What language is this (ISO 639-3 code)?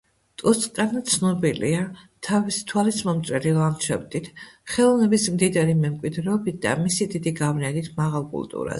kat